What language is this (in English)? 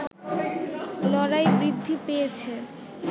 Bangla